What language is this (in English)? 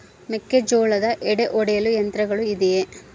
Kannada